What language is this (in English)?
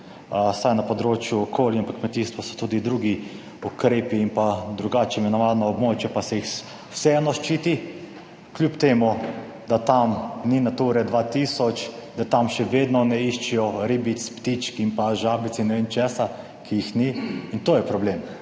Slovenian